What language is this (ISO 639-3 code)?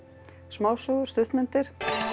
isl